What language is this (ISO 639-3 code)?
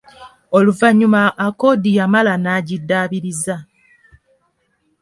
lug